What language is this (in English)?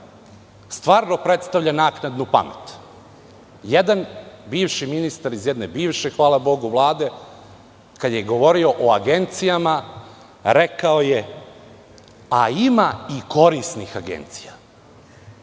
Serbian